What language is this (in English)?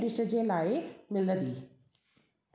Sindhi